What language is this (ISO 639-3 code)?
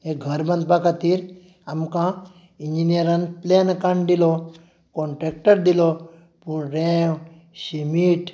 kok